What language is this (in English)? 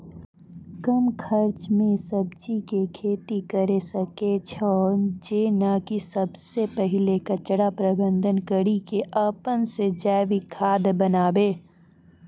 Maithili